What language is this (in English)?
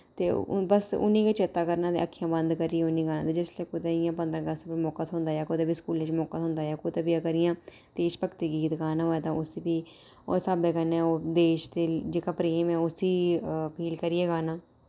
Dogri